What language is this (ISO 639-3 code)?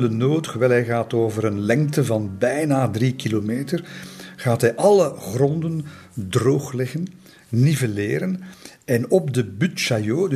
nld